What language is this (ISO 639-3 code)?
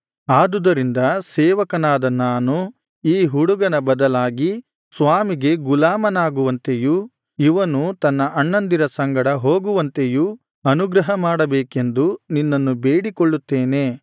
kan